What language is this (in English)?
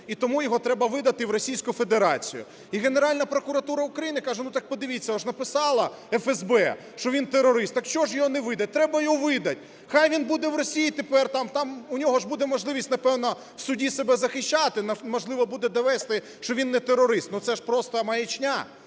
Ukrainian